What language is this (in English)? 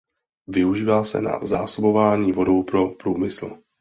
Czech